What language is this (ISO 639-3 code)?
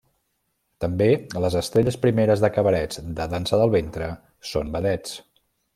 cat